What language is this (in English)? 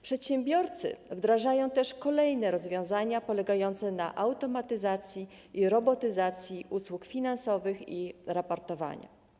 Polish